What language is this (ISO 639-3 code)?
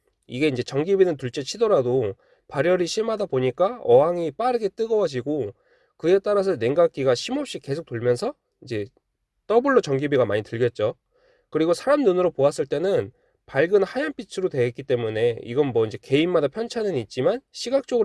kor